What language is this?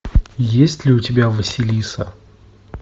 Russian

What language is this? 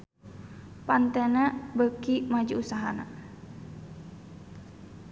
Sundanese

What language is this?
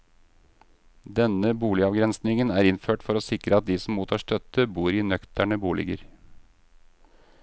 Norwegian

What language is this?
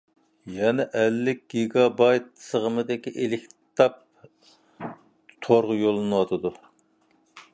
Uyghur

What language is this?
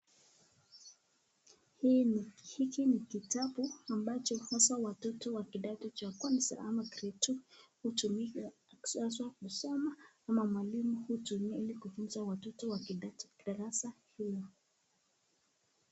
Swahili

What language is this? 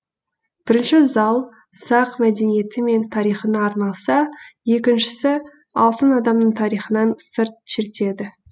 Kazakh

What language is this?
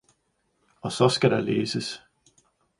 Danish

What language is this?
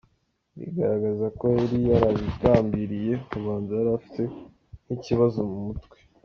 Kinyarwanda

